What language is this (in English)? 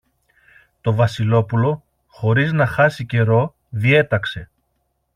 Greek